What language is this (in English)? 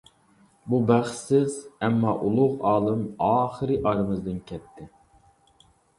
Uyghur